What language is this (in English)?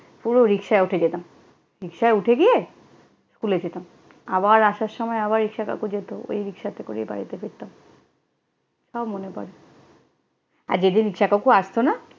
Bangla